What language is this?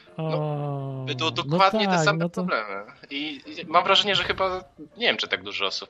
Polish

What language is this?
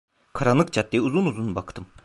Turkish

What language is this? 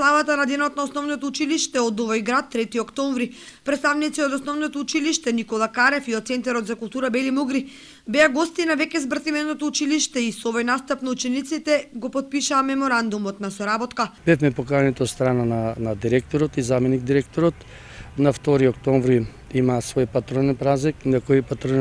Macedonian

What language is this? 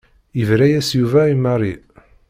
Kabyle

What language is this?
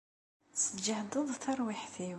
Kabyle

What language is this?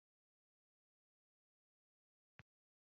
Kinyarwanda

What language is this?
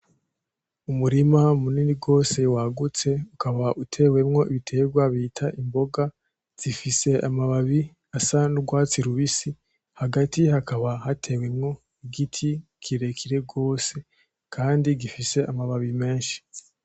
Rundi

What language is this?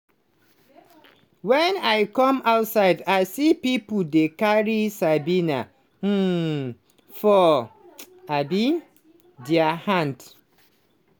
Nigerian Pidgin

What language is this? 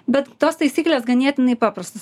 Lithuanian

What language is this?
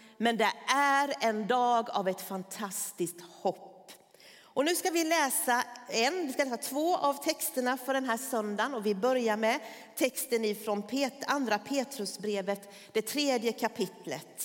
Swedish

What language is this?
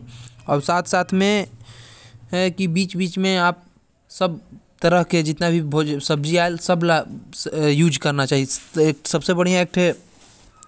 Korwa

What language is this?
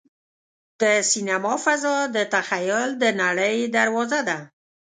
Pashto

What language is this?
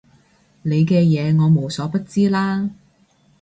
Cantonese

